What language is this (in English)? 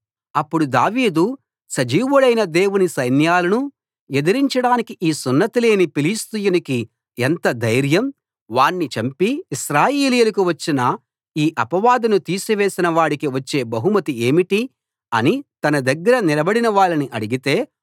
Telugu